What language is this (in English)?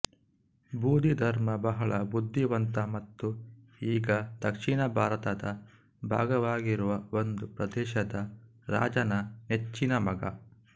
Kannada